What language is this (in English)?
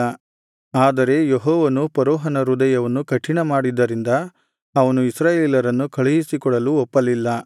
Kannada